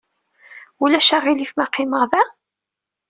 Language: Kabyle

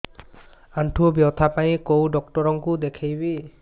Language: Odia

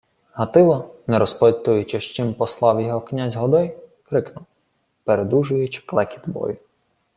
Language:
Ukrainian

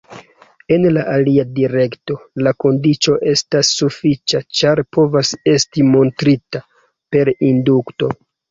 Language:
Esperanto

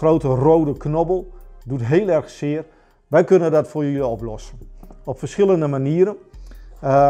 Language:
Dutch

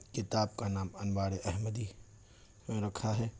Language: Urdu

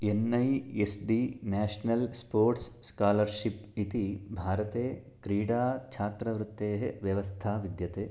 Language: Sanskrit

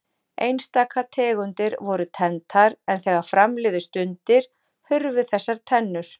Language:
Icelandic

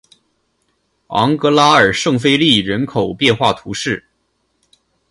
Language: Chinese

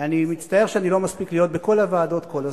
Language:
Hebrew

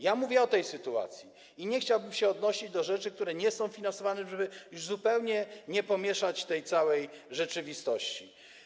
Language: Polish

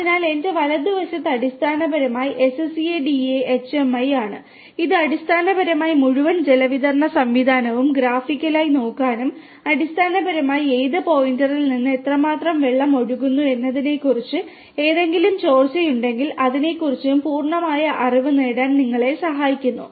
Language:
Malayalam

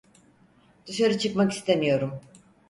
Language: Turkish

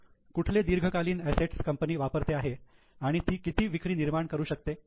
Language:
Marathi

